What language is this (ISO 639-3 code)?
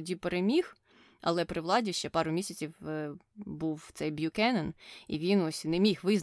ukr